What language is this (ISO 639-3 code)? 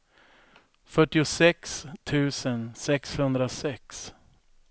swe